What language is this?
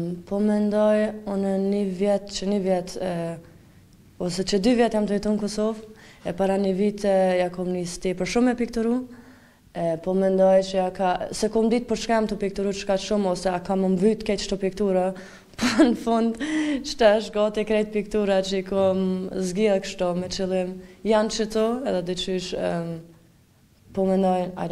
Romanian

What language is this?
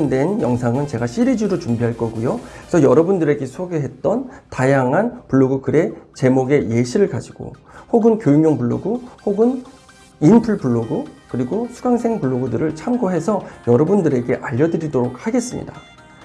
Korean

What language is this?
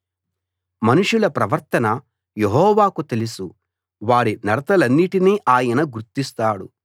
Telugu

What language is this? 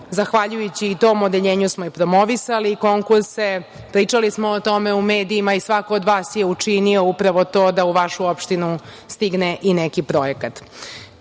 Serbian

